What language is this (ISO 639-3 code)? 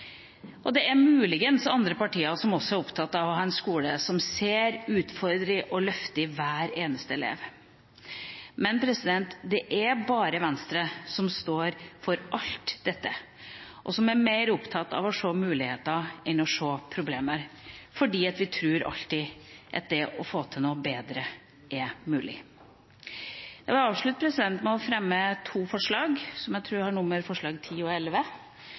nob